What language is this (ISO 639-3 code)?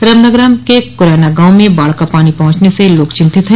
hin